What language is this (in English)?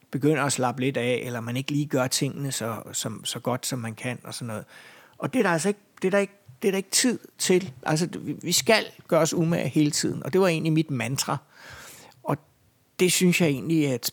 Danish